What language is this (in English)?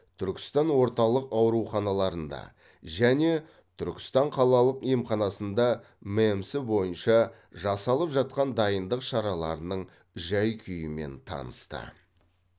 Kazakh